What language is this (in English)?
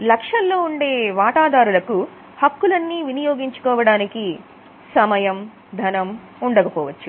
Telugu